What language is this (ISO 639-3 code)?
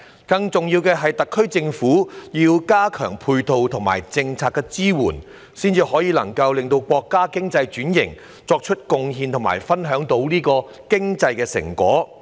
yue